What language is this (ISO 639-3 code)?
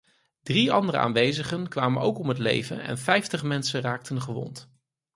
nld